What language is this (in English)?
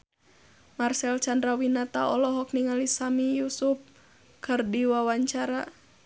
Sundanese